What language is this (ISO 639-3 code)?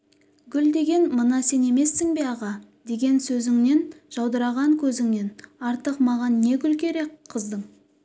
kaz